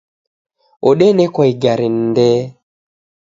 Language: Taita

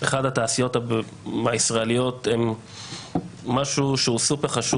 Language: Hebrew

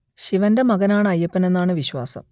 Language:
Malayalam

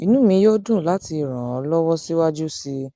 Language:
Yoruba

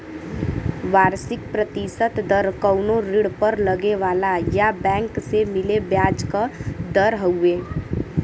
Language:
Bhojpuri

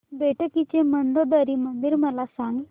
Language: Marathi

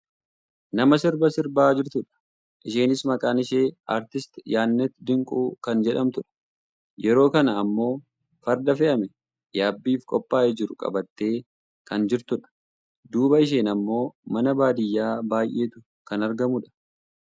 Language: Oromo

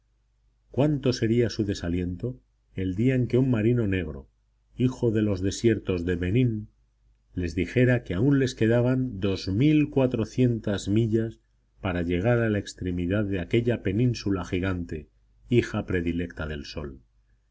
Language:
Spanish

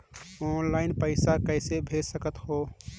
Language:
Chhattisgarhi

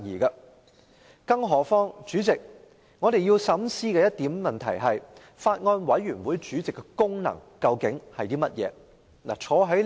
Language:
Cantonese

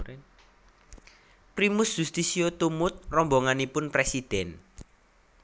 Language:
Javanese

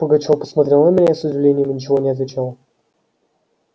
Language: Russian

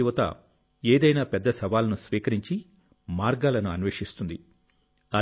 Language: Telugu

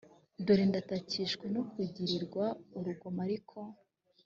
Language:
Kinyarwanda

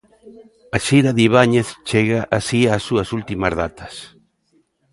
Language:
Galician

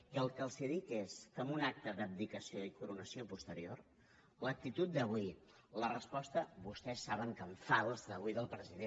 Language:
Catalan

